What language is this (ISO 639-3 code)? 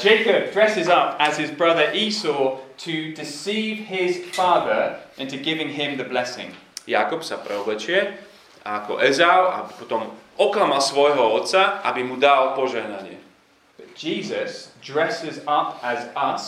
slk